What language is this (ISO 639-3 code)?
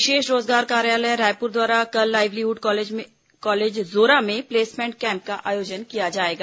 hin